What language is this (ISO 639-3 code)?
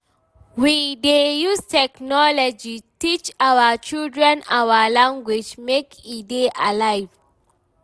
pcm